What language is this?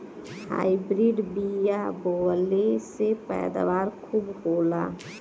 Bhojpuri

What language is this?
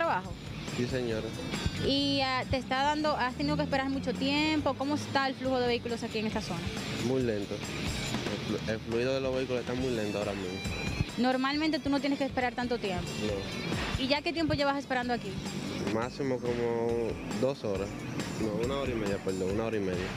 Spanish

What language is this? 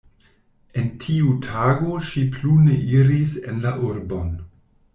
Esperanto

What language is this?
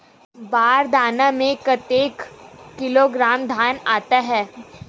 Chhattisgarhi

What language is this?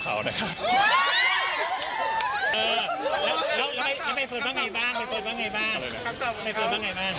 Thai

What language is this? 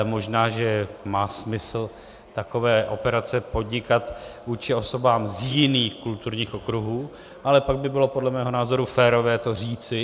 Czech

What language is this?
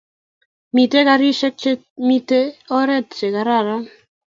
Kalenjin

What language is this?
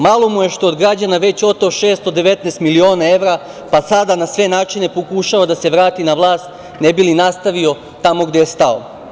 Serbian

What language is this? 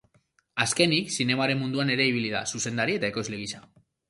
Basque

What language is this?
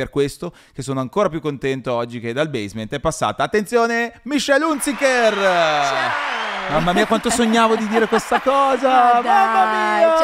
Italian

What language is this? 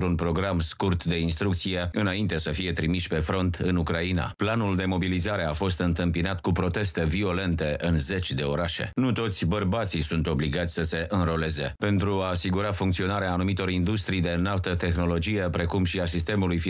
Romanian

